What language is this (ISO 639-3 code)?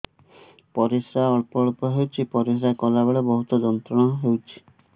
ori